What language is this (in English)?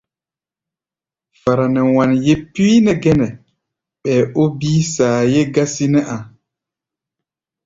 Gbaya